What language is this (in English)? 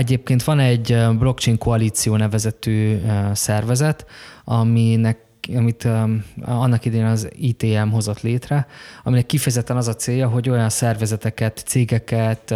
Hungarian